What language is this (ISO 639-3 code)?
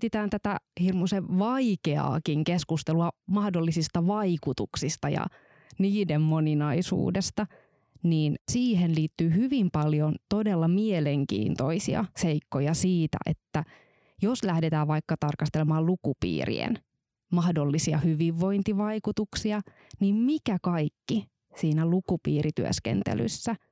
fin